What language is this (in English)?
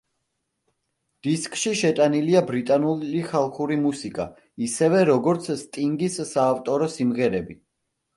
Georgian